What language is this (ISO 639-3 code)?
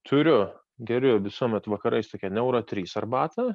lit